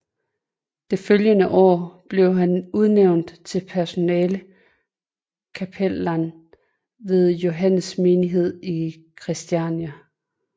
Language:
Danish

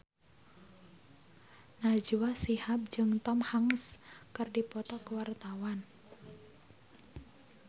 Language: Sundanese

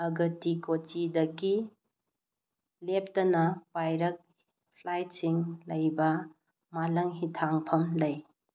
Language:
Manipuri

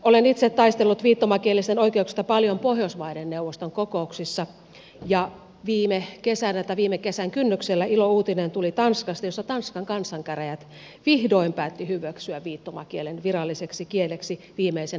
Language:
Finnish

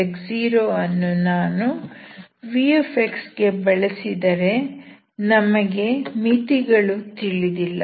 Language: Kannada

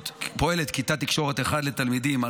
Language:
Hebrew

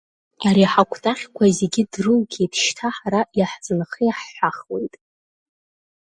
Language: Abkhazian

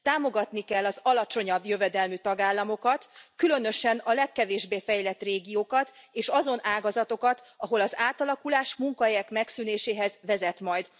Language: Hungarian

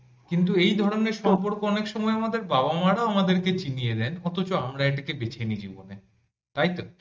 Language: Bangla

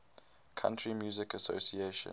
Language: English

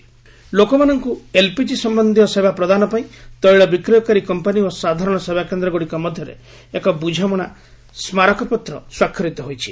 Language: Odia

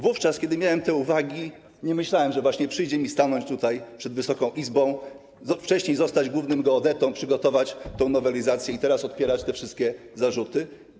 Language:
Polish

